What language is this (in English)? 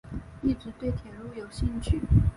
Chinese